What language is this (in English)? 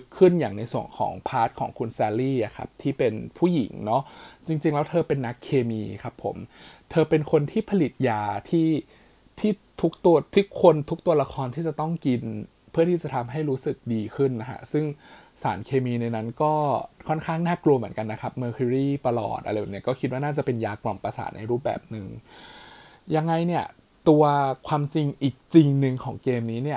Thai